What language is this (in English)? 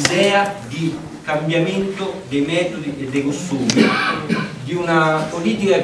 Italian